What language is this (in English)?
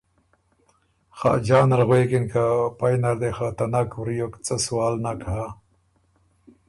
Ormuri